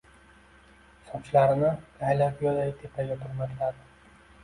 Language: Uzbek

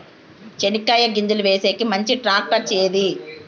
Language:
Telugu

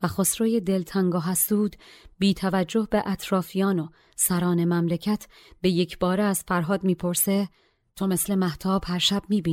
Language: Persian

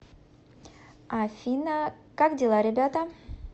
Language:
Russian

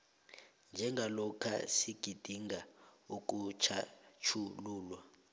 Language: South Ndebele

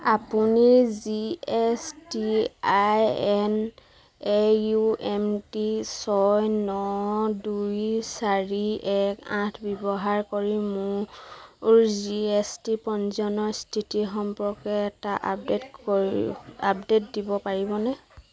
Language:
Assamese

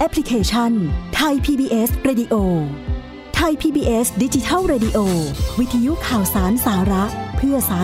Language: Thai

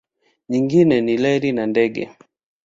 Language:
Swahili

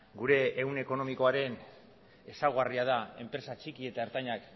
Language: Basque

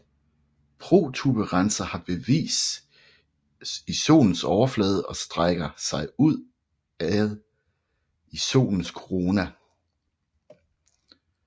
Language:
Danish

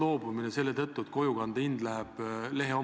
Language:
Estonian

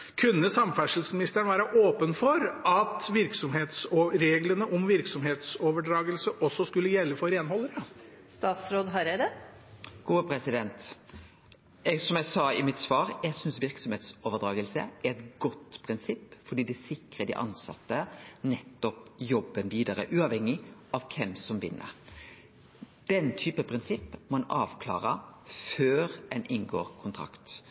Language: Norwegian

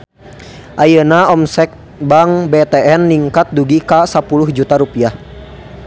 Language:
Sundanese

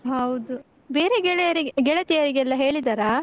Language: Kannada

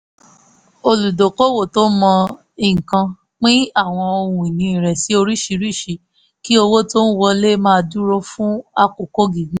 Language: Yoruba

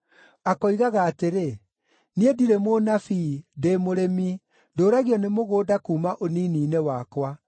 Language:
Kikuyu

